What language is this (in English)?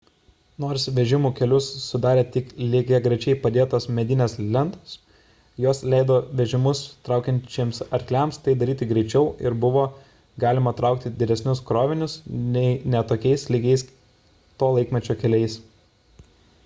Lithuanian